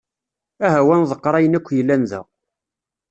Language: Kabyle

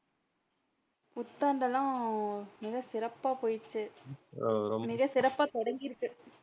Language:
Tamil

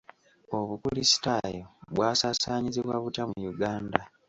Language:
Ganda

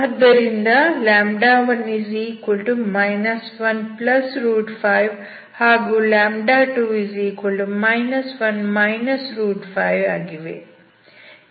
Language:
Kannada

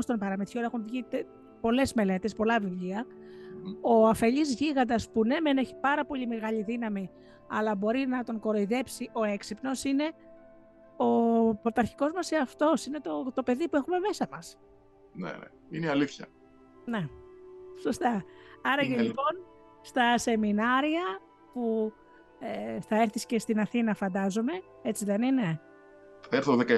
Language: Greek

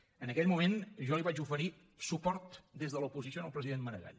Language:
Catalan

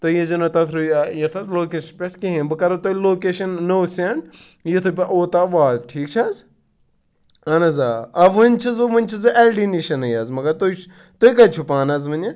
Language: Kashmiri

